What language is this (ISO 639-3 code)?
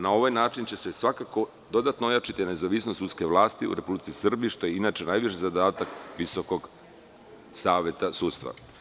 srp